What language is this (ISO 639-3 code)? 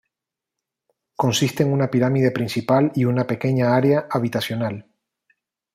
spa